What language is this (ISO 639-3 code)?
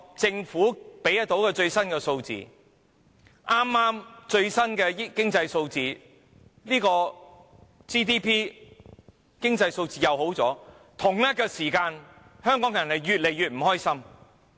yue